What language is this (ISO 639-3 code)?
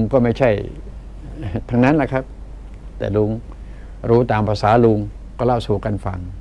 tha